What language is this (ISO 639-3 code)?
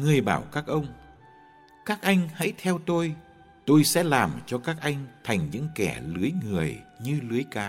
vie